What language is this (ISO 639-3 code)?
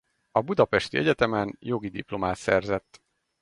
hun